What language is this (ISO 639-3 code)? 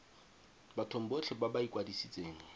tsn